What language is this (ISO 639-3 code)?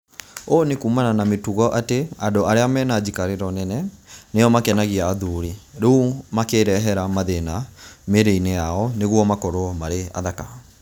kik